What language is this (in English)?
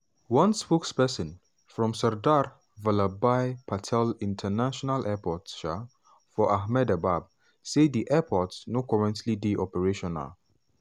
Nigerian Pidgin